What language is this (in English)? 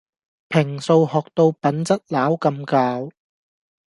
Cantonese